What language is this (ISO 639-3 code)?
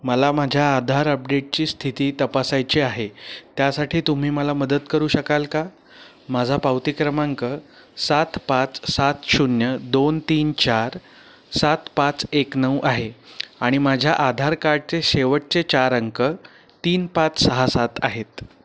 mar